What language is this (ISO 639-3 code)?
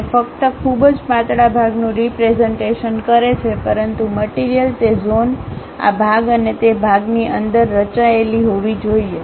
guj